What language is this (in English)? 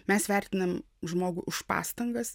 Lithuanian